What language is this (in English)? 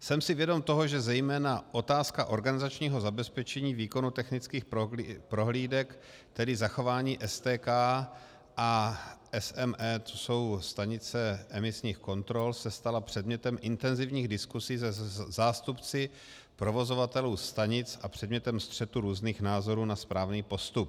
Czech